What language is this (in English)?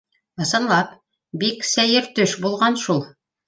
Bashkir